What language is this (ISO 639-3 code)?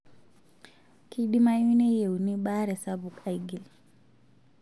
mas